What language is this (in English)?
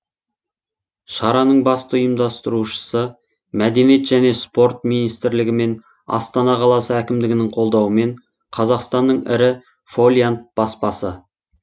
Kazakh